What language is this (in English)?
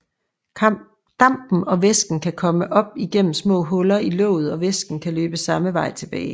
Danish